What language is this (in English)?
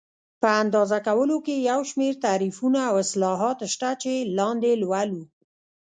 Pashto